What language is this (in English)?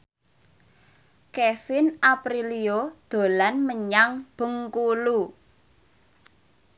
Javanese